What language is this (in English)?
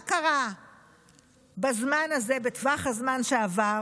Hebrew